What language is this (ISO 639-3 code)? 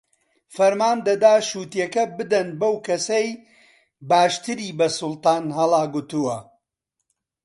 ckb